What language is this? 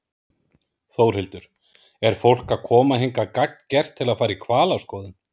Icelandic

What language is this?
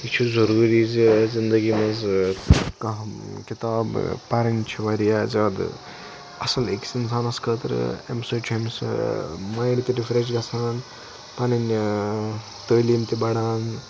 Kashmiri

